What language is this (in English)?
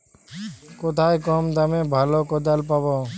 Bangla